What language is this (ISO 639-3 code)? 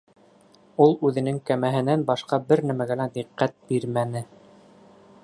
bak